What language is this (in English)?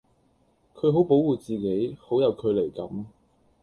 Cantonese